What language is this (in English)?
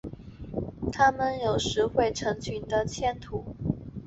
Chinese